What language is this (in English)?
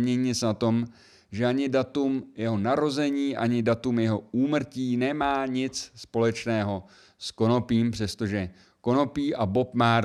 Czech